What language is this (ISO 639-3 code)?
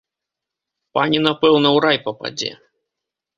bel